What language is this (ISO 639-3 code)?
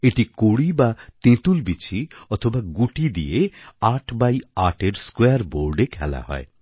ben